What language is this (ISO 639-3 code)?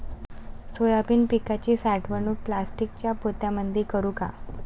mar